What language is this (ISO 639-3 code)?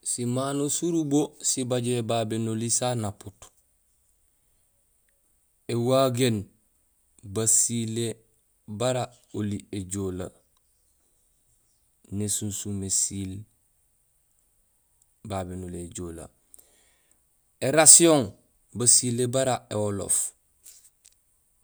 gsl